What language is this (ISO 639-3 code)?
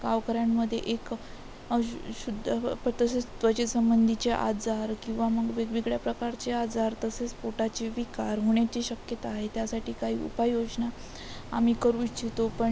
mar